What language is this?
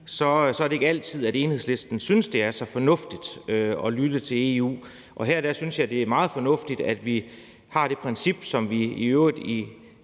Danish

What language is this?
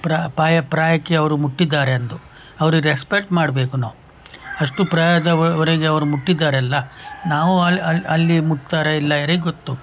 Kannada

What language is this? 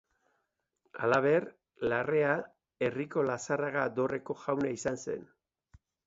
Basque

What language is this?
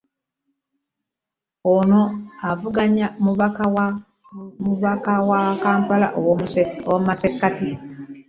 Ganda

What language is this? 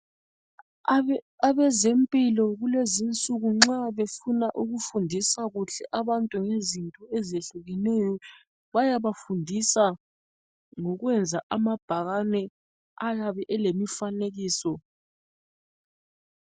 North Ndebele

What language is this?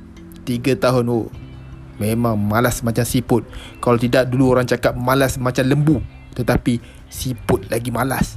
Malay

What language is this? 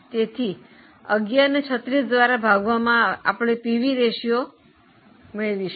Gujarati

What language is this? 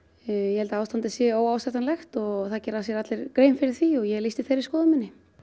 Icelandic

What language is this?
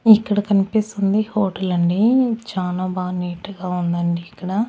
Telugu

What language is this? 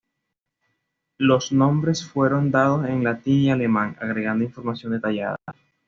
Spanish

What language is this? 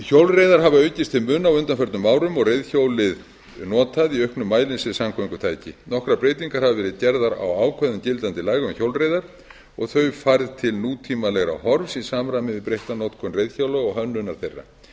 Icelandic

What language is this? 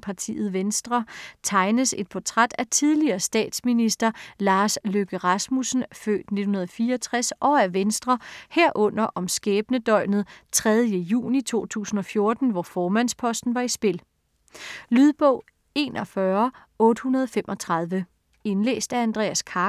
Danish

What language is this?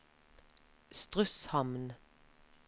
Norwegian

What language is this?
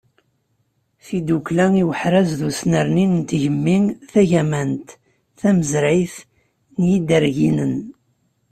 Kabyle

